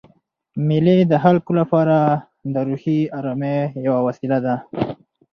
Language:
Pashto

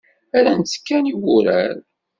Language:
Kabyle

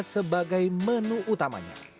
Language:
Indonesian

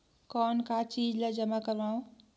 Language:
Chhattisgarhi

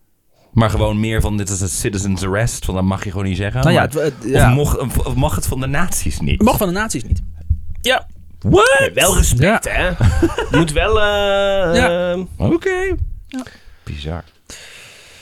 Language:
Dutch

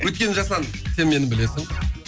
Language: Kazakh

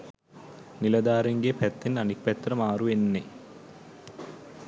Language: Sinhala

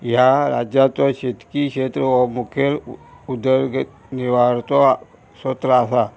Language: Konkani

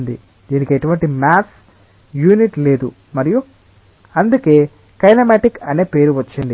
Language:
Telugu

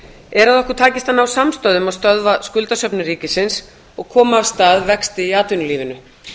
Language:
Icelandic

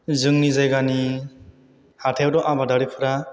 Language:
Bodo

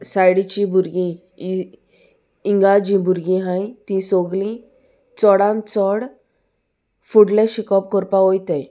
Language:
Konkani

